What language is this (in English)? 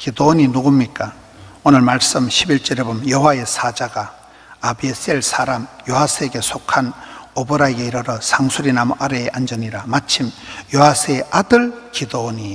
Korean